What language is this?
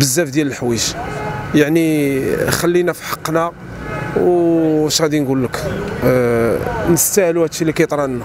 Arabic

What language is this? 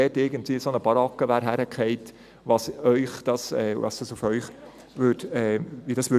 Swiss German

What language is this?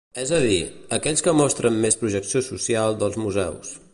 Catalan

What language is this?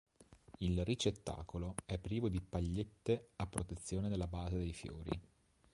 Italian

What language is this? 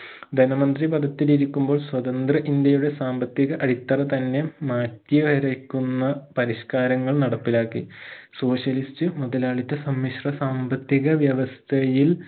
Malayalam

